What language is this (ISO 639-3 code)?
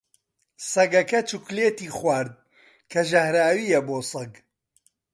ckb